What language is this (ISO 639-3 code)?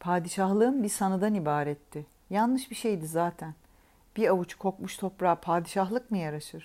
tur